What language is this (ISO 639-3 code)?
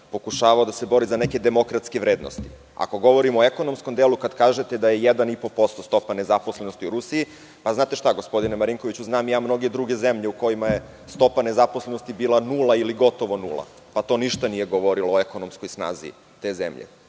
srp